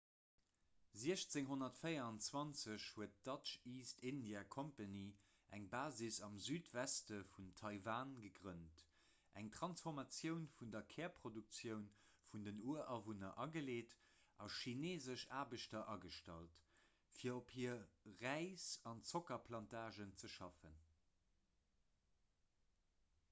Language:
Luxembourgish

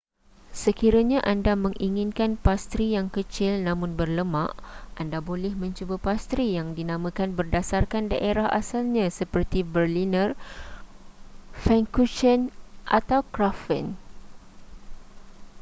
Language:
Malay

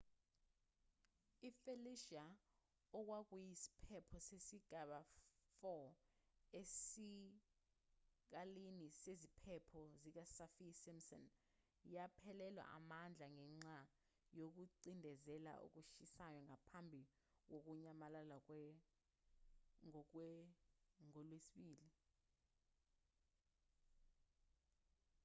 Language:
Zulu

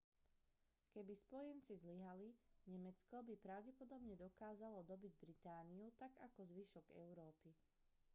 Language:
Slovak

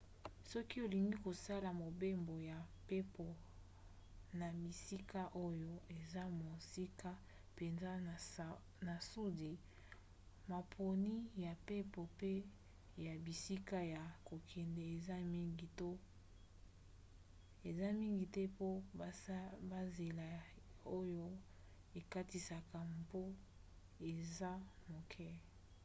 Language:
Lingala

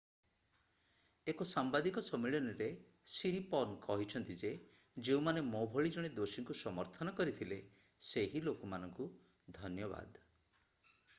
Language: Odia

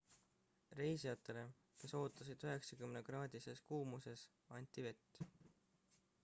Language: Estonian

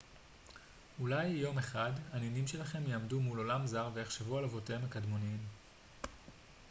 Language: Hebrew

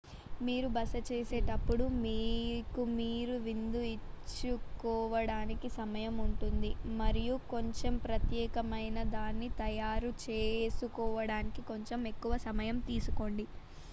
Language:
Telugu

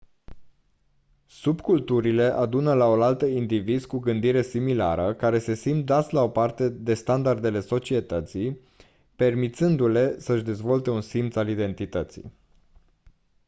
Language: Romanian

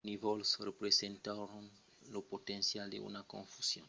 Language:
Occitan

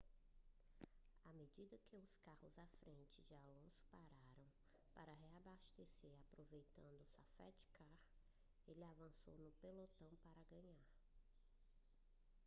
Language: Portuguese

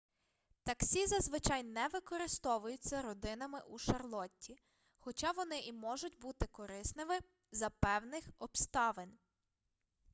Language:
Ukrainian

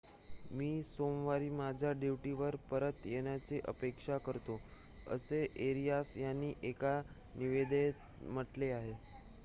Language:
Marathi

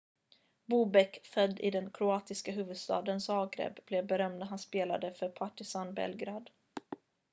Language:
Swedish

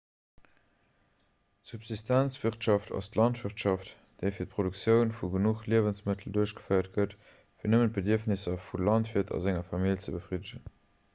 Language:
Luxembourgish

